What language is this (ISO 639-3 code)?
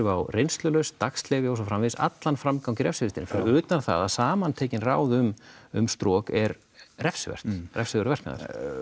isl